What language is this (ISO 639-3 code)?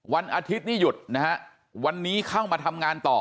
tha